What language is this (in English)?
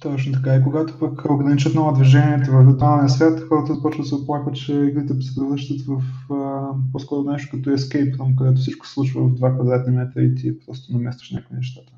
Bulgarian